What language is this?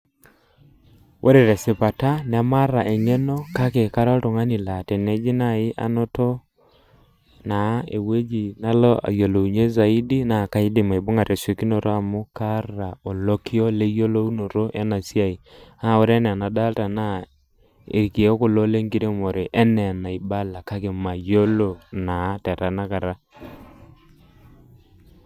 Masai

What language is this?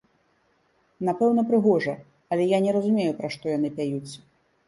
Belarusian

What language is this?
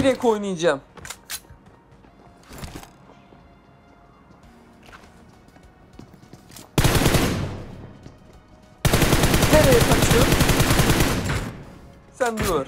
Turkish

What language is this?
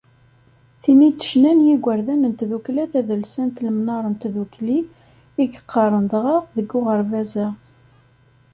Kabyle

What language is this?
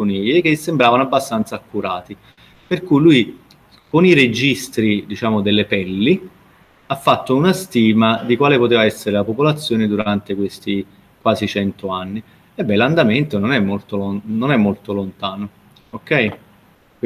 Italian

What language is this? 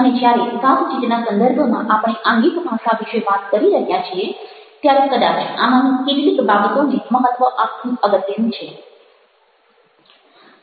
Gujarati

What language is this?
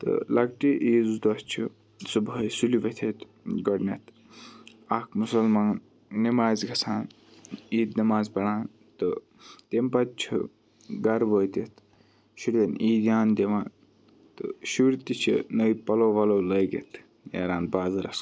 Kashmiri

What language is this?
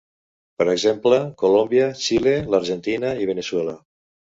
Catalan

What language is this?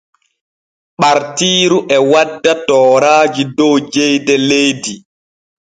Borgu Fulfulde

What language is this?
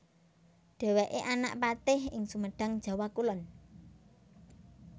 Javanese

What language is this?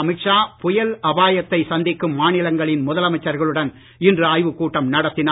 Tamil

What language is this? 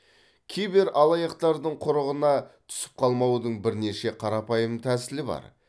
Kazakh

